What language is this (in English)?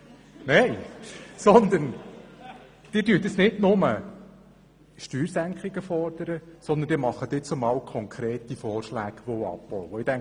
Swiss German